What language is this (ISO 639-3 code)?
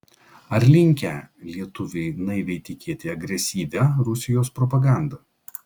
lit